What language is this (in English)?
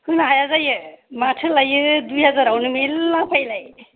Bodo